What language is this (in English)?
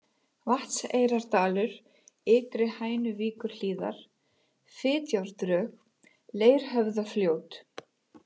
Icelandic